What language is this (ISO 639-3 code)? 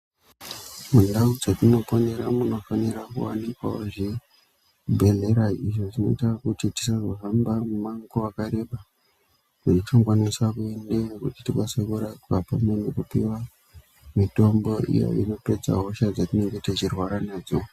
ndc